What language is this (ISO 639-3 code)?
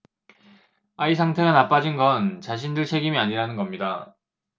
kor